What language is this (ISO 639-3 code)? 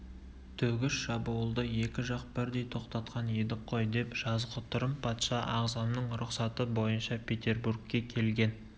kaz